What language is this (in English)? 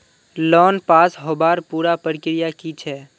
Magahi